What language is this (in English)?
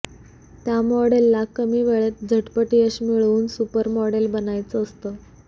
Marathi